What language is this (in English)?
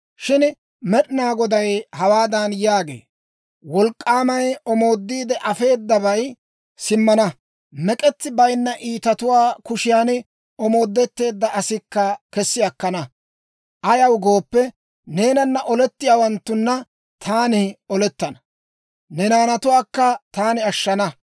Dawro